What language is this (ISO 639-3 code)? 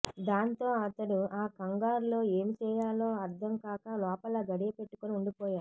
tel